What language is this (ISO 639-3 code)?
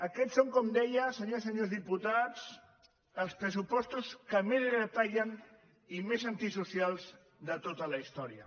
cat